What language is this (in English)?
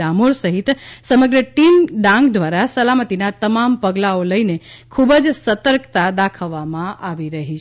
Gujarati